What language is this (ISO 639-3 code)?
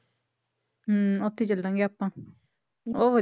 pan